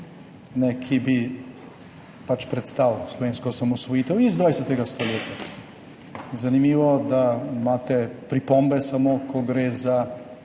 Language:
Slovenian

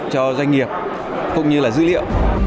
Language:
Vietnamese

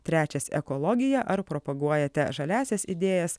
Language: Lithuanian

